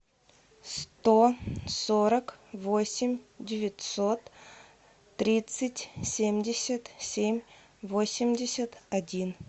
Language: Russian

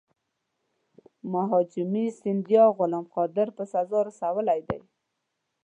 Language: Pashto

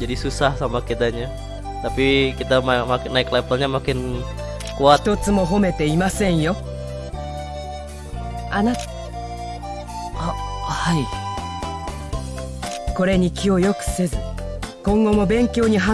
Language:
Indonesian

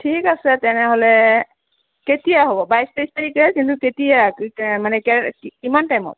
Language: Assamese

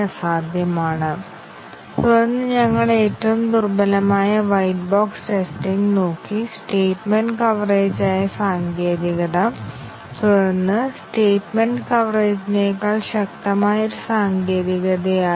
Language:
Malayalam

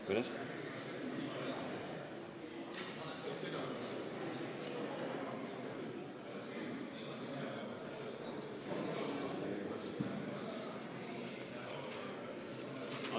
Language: Estonian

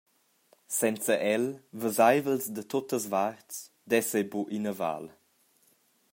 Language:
Romansh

